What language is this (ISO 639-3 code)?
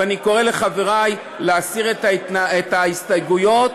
heb